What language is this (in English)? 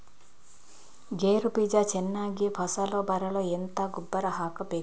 Kannada